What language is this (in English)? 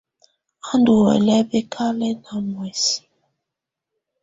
Tunen